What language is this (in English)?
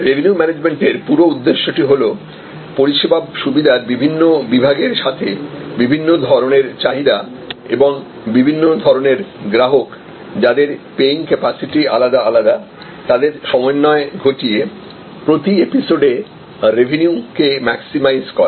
Bangla